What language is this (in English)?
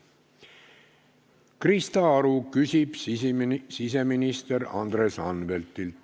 Estonian